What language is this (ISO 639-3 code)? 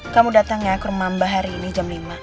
ind